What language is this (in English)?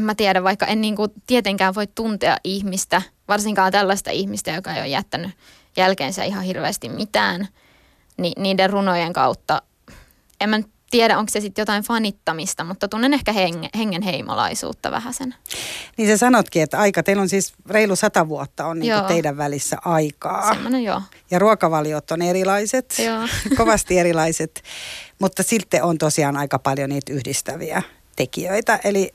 Finnish